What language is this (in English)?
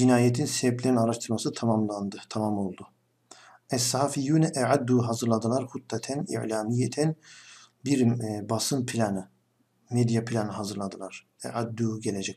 Turkish